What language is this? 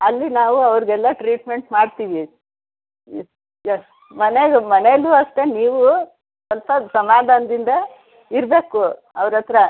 Kannada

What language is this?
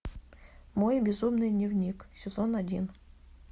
Russian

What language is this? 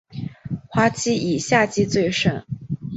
Chinese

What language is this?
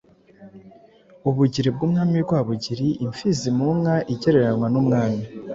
Kinyarwanda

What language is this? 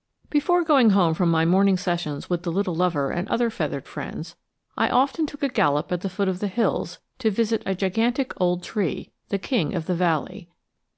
English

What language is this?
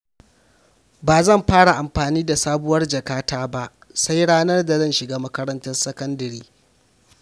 Hausa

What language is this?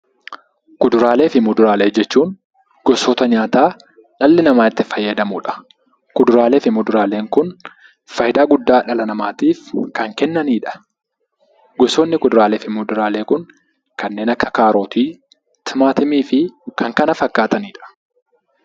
Oromo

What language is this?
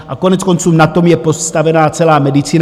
Czech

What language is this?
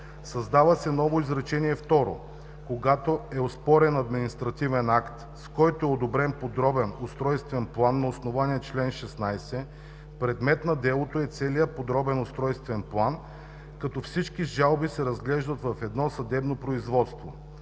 Bulgarian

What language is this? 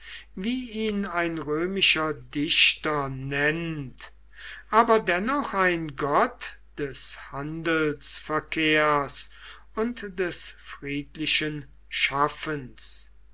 German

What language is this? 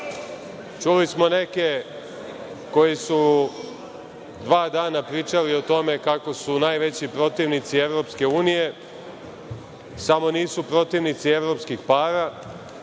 Serbian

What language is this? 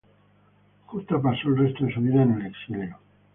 Spanish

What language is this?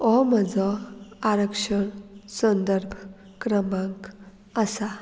Konkani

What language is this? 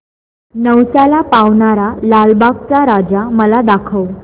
Marathi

